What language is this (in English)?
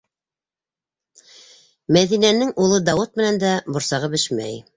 Bashkir